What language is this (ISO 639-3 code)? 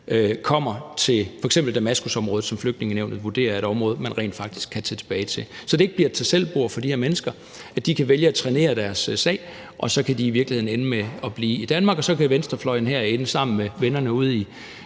dan